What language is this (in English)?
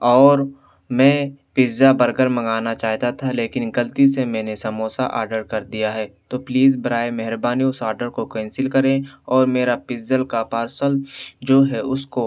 Urdu